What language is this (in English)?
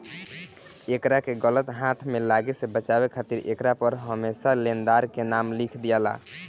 Bhojpuri